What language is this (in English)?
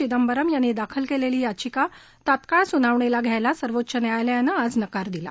Marathi